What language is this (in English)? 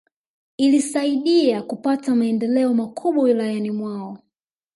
Swahili